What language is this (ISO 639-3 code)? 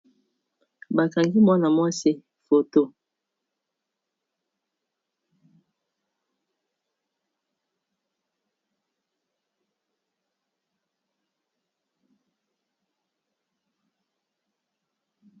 lin